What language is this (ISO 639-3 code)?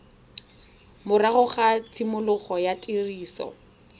tsn